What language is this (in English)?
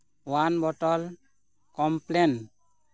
Santali